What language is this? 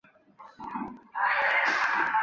Chinese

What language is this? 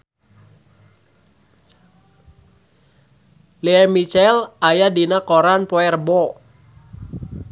Sundanese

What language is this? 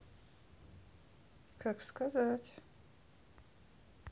Russian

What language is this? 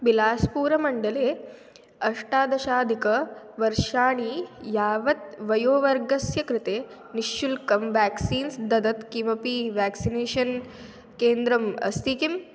Sanskrit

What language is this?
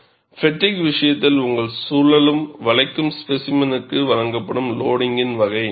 Tamil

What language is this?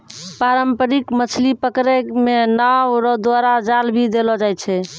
Maithili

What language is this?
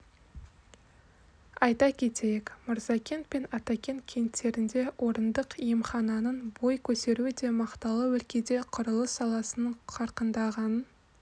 Kazakh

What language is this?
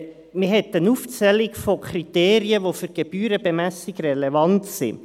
Swiss German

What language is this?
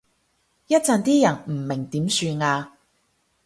Cantonese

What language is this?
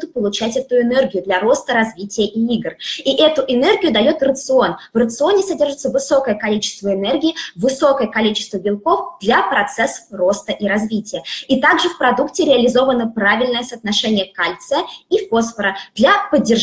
Russian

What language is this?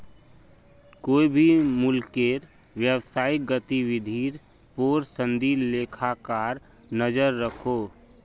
Magahi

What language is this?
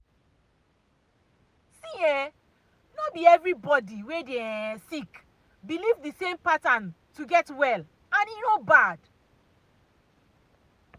Nigerian Pidgin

